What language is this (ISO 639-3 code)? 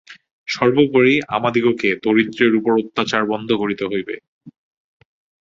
ben